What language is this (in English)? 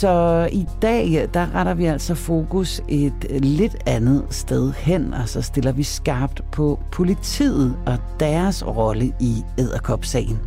Danish